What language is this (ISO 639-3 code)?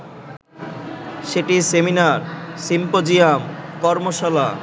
ben